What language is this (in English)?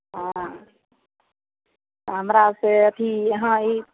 Maithili